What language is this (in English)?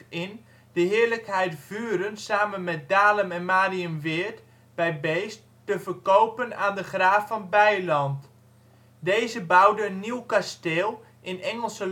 Dutch